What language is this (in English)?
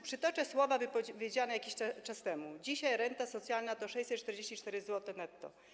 Polish